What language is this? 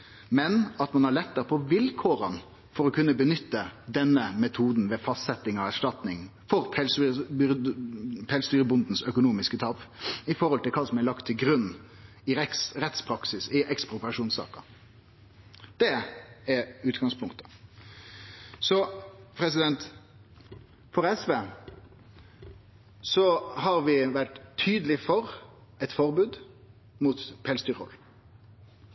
Norwegian Nynorsk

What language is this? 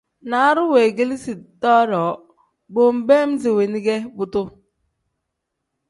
Tem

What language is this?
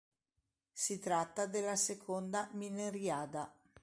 Italian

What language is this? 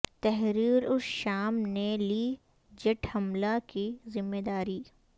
Urdu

